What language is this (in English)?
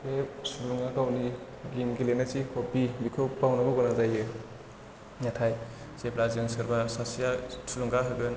Bodo